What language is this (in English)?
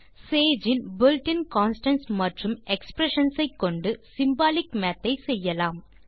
Tamil